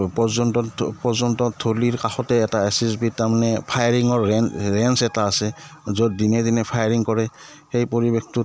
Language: Assamese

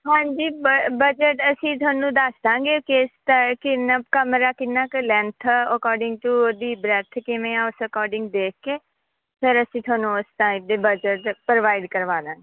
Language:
Punjabi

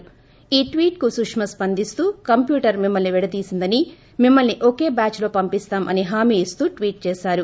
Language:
Telugu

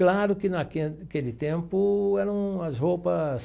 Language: Portuguese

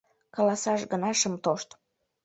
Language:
Mari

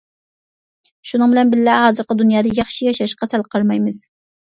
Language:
Uyghur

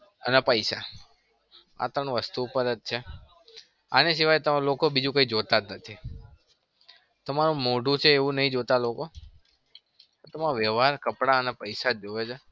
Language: Gujarati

